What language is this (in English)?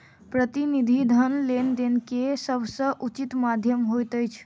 Maithili